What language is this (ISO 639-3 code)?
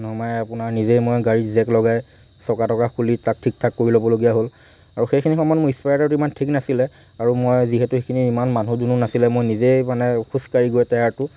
asm